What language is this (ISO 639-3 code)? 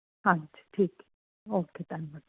pan